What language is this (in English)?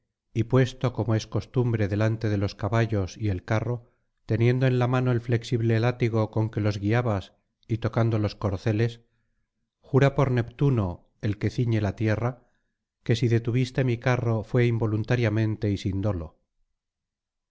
Spanish